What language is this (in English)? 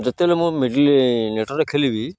Odia